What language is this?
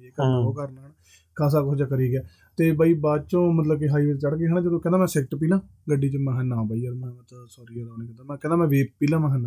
Punjabi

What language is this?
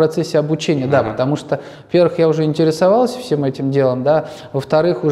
Russian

